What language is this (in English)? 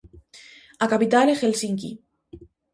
Galician